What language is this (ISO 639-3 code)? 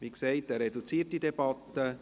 gsw